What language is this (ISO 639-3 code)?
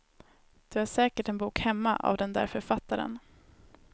swe